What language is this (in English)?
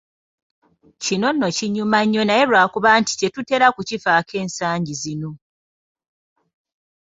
Ganda